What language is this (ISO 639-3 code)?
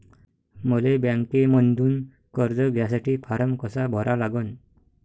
mar